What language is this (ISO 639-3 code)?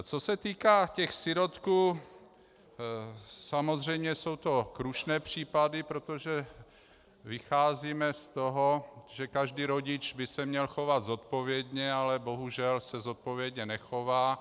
ces